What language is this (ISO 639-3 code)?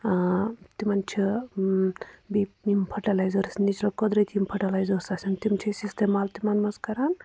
kas